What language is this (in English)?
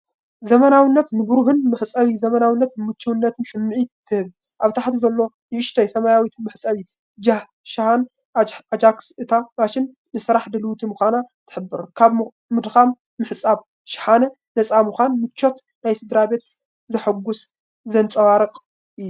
Tigrinya